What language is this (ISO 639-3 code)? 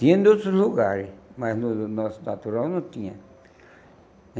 por